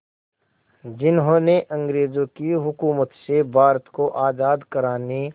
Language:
Hindi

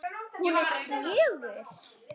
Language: Icelandic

